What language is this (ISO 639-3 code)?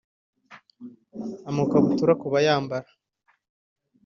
kin